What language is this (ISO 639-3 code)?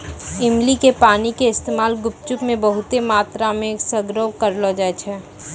mai